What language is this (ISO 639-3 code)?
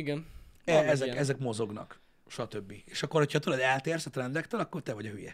hun